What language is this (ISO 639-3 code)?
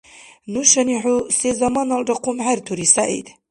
dar